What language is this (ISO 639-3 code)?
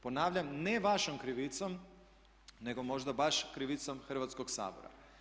hrv